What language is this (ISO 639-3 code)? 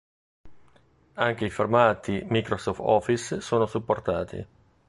ita